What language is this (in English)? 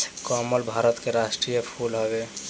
Bhojpuri